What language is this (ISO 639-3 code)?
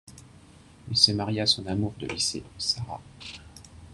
fra